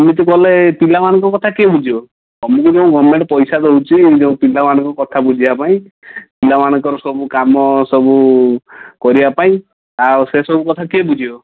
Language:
Odia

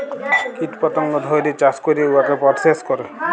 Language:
Bangla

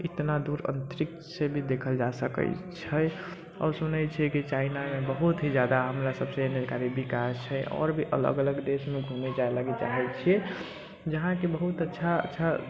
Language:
Maithili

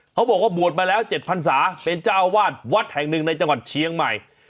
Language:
Thai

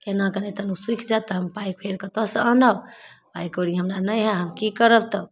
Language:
Maithili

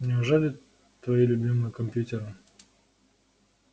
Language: Russian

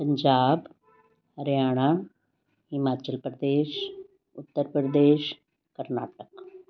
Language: Punjabi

